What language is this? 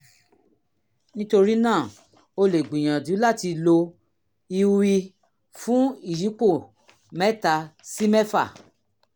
Yoruba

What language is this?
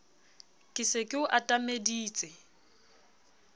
Southern Sotho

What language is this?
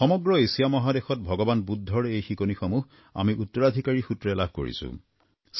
Assamese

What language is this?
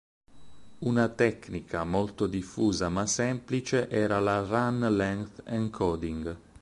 Italian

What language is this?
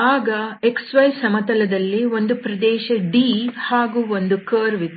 Kannada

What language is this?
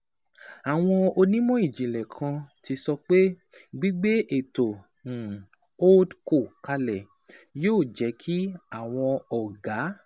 Yoruba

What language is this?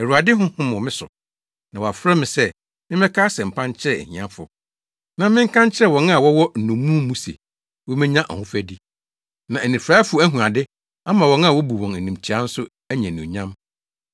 Akan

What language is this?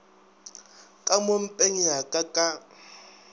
Northern Sotho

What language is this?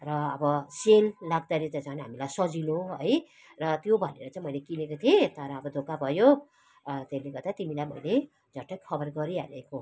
Nepali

